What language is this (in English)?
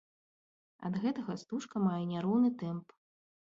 Belarusian